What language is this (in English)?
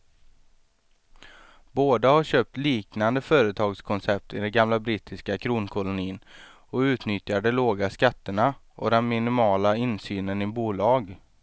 Swedish